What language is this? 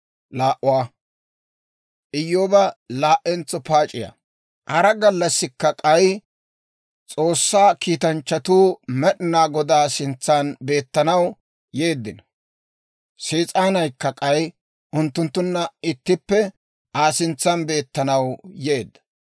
Dawro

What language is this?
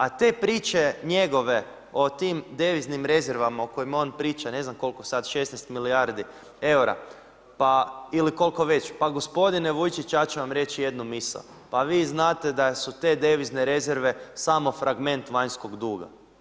Croatian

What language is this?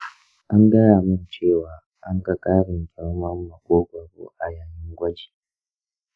Hausa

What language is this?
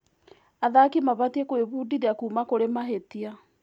Kikuyu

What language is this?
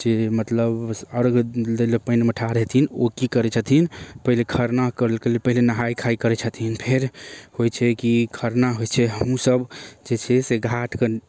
Maithili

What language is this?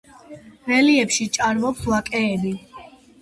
Georgian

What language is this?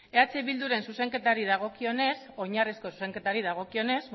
Basque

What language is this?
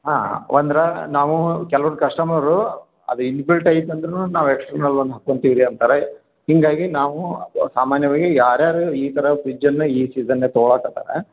Kannada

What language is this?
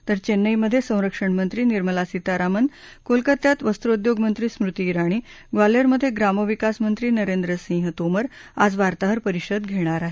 Marathi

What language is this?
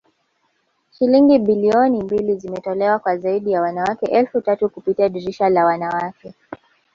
Swahili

